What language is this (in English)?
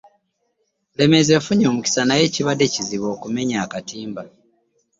Ganda